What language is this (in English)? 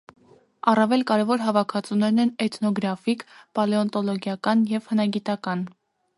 Armenian